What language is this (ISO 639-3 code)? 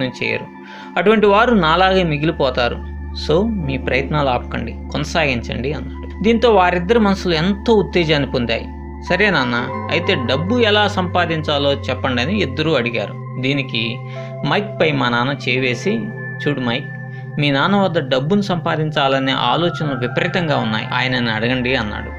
hin